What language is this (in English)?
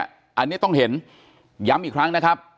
Thai